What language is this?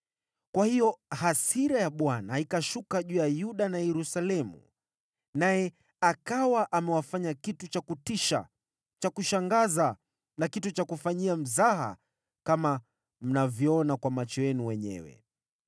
Swahili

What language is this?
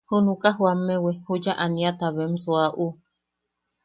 Yaqui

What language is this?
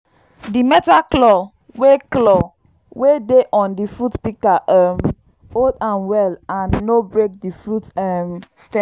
Nigerian Pidgin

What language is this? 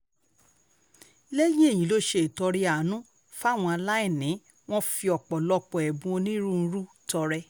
Yoruba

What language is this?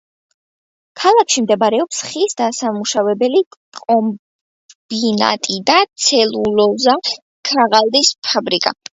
Georgian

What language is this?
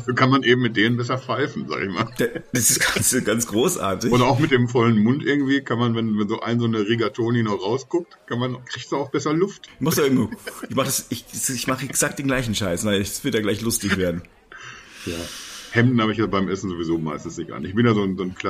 German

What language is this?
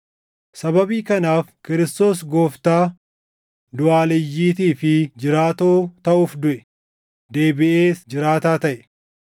Oromo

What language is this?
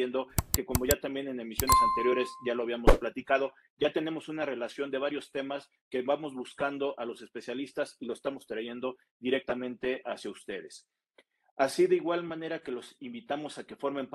Spanish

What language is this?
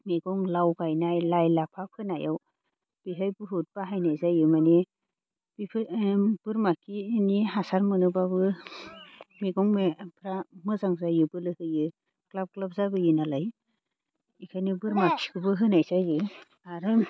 Bodo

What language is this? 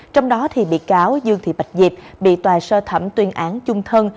Vietnamese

